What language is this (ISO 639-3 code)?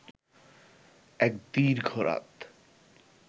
ben